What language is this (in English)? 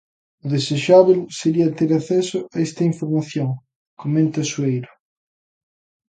Galician